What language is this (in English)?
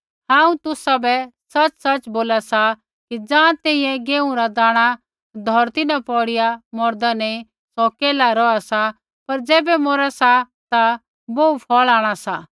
Kullu Pahari